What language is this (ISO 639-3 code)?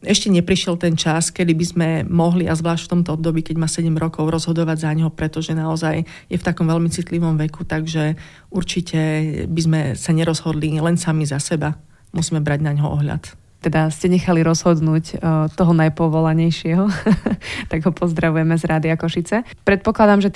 slk